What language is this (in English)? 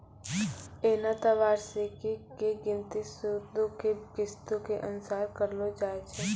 Maithili